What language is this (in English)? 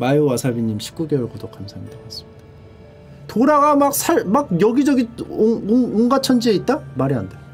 Korean